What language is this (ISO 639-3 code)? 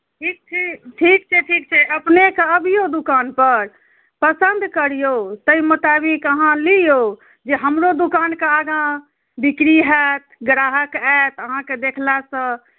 mai